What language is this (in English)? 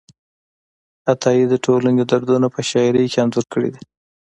Pashto